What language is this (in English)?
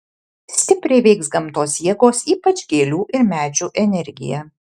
Lithuanian